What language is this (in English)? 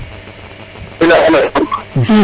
Serer